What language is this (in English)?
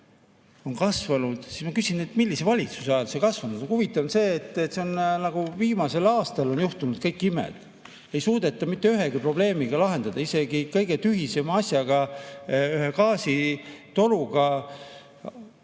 Estonian